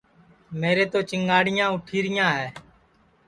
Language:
Sansi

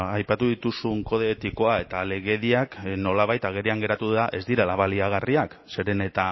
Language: Basque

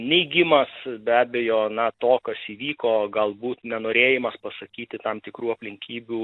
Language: Lithuanian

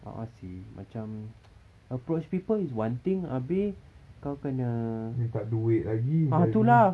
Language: English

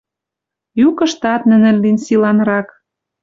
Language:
Western Mari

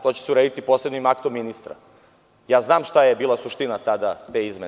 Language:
Serbian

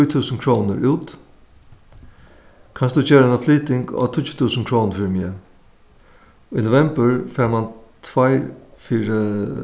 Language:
Faroese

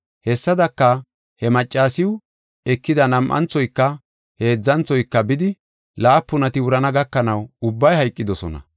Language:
Gofa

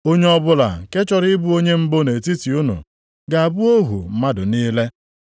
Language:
Igbo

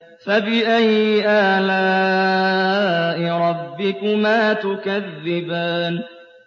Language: Arabic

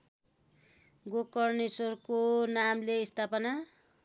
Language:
Nepali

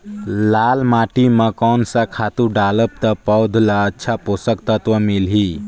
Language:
Chhattisgarhi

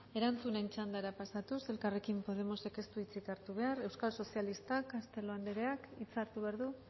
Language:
Basque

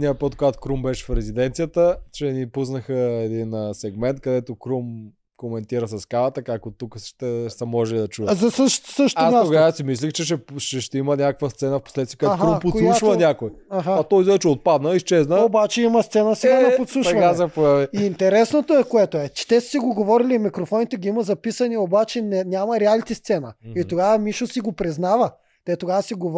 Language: Bulgarian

